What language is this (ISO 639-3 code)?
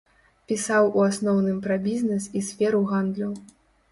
bel